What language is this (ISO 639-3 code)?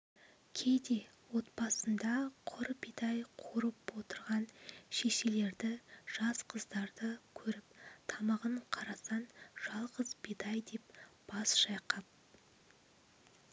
kaz